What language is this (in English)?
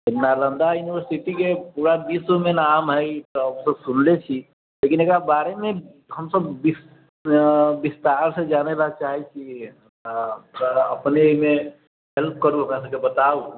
Maithili